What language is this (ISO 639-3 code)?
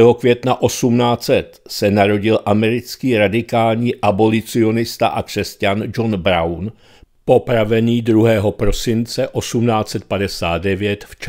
ces